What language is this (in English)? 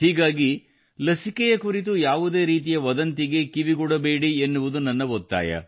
Kannada